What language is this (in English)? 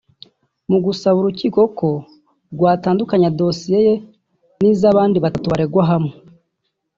Kinyarwanda